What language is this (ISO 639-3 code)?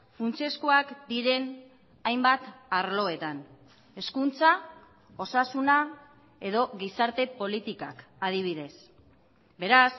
eus